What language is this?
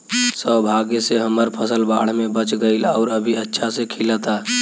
Bhojpuri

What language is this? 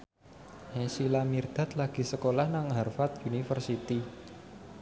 Javanese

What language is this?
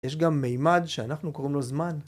Hebrew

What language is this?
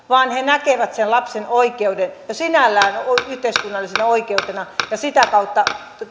Finnish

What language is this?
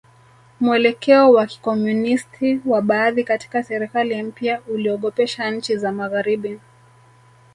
Swahili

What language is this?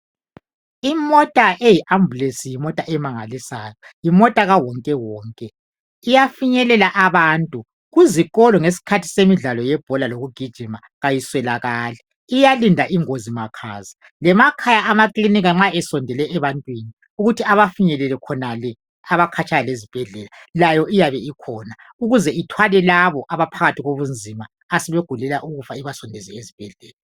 North Ndebele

